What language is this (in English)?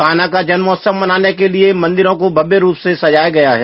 Hindi